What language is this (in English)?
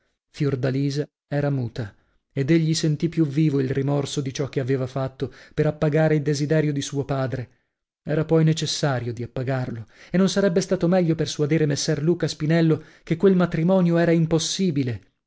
Italian